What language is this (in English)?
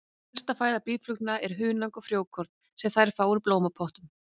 Icelandic